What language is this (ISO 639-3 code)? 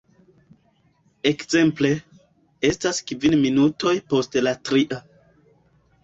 epo